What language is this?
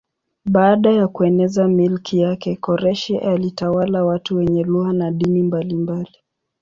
Swahili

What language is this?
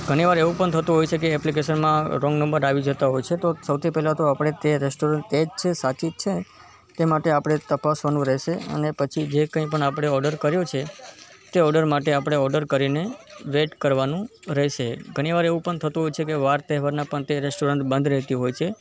Gujarati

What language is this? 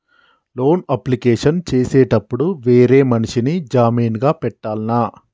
Telugu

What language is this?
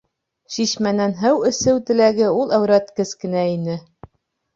Bashkir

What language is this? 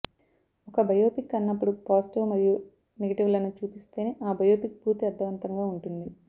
Telugu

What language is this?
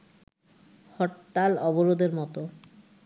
Bangla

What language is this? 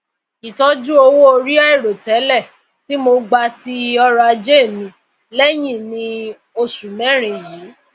Yoruba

